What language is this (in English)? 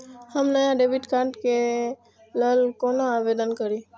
Maithili